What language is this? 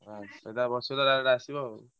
Odia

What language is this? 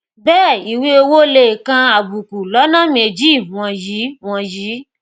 Yoruba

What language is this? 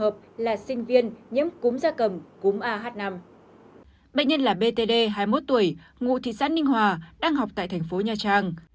Vietnamese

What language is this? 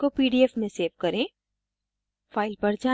Hindi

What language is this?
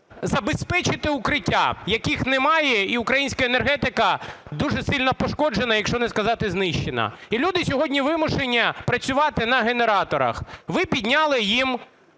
Ukrainian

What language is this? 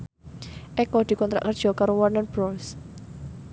Javanese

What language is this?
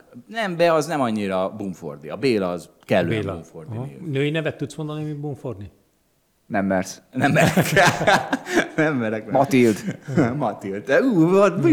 Hungarian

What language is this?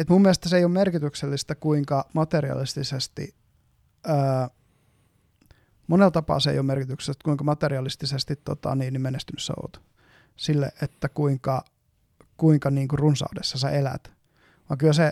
Finnish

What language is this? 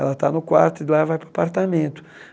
Portuguese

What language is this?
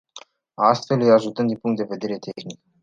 Romanian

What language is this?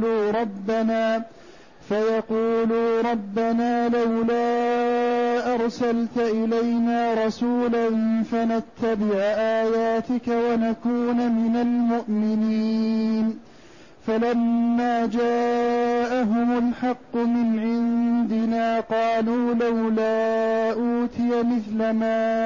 Arabic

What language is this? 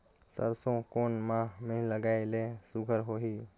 Chhattisgarhi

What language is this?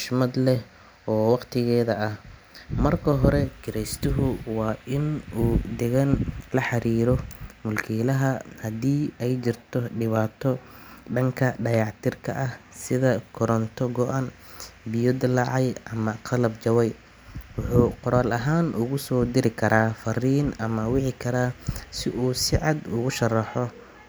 Somali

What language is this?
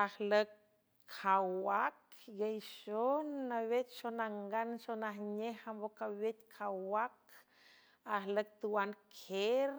San Francisco Del Mar Huave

